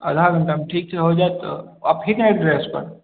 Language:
Maithili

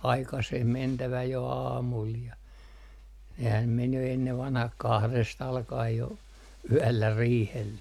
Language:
Finnish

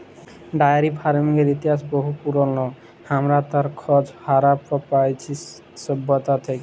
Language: Bangla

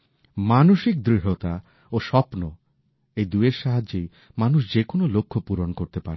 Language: Bangla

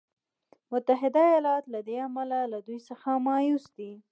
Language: Pashto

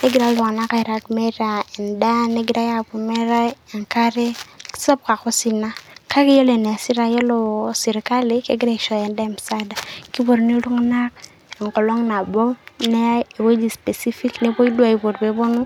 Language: Masai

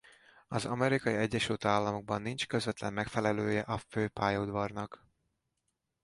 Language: Hungarian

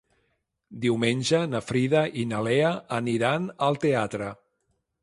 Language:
Catalan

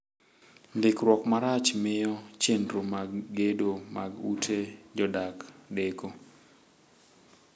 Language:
Luo (Kenya and Tanzania)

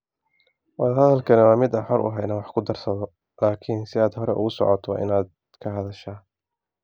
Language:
Somali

